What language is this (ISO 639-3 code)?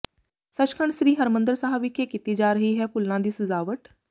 pan